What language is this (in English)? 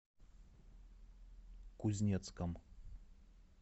Russian